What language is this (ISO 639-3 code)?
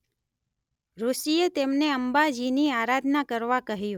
guj